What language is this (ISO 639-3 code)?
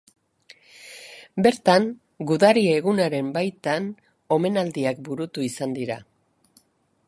eus